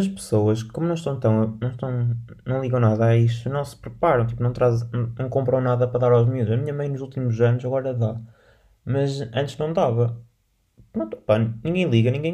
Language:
Portuguese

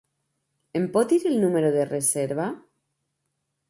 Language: Catalan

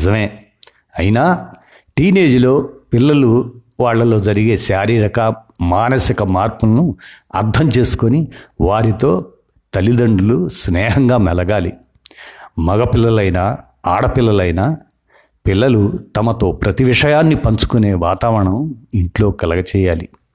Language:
Telugu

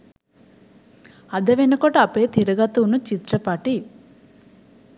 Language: Sinhala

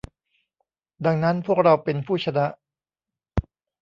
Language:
Thai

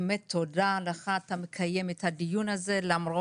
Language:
Hebrew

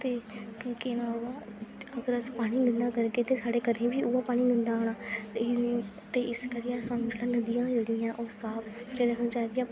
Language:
Dogri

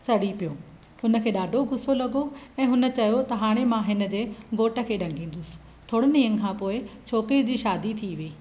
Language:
Sindhi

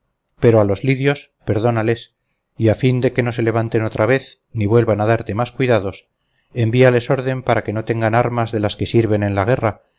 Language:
Spanish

